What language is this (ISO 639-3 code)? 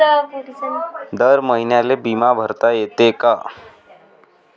mar